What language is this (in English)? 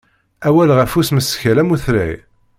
Kabyle